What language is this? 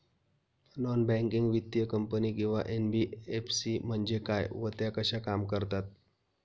Marathi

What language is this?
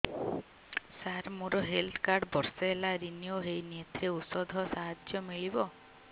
Odia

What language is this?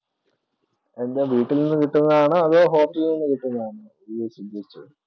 Malayalam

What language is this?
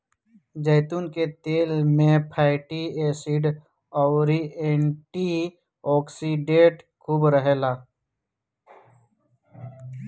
Bhojpuri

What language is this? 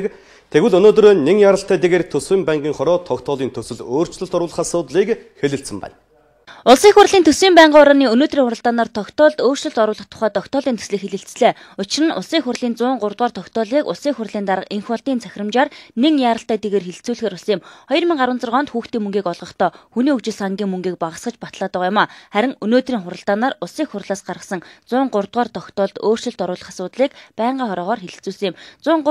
Bulgarian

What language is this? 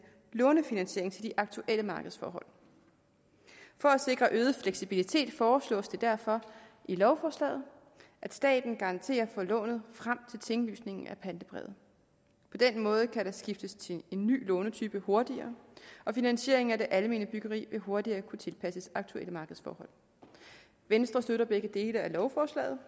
Danish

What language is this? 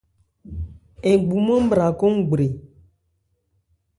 Ebrié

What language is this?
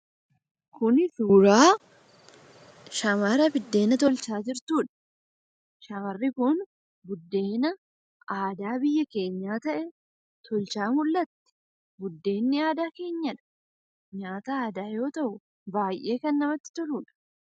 Oromo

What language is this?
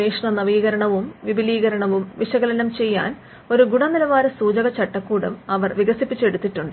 Malayalam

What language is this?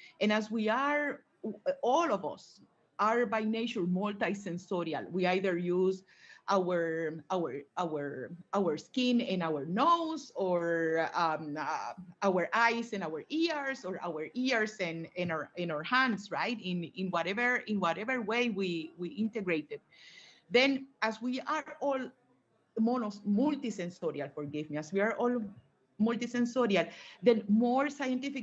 English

